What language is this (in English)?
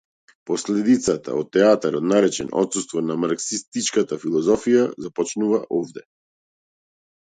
Macedonian